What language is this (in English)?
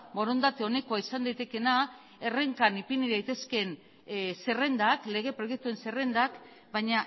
Basque